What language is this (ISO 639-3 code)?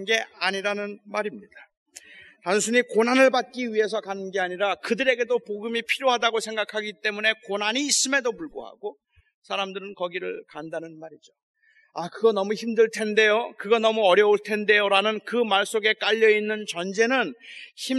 kor